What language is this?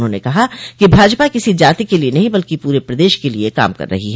Hindi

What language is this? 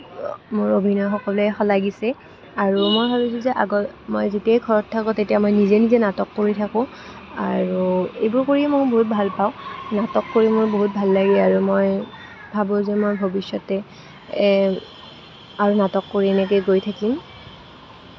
Assamese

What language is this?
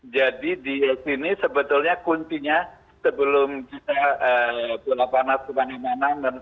Indonesian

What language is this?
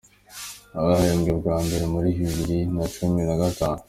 Kinyarwanda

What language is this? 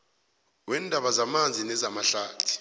South Ndebele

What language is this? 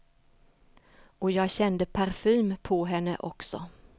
Swedish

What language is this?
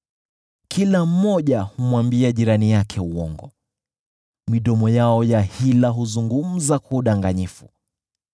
Swahili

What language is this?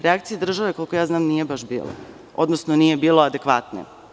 Serbian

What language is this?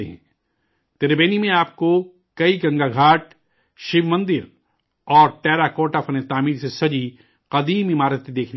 Urdu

